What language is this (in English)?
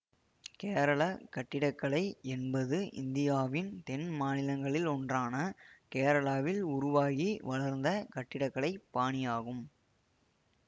Tamil